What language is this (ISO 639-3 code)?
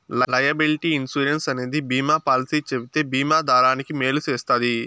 tel